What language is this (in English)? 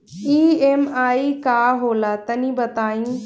Bhojpuri